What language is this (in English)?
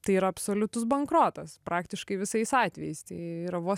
Lithuanian